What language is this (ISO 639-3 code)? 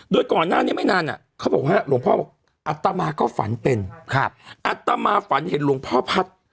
tha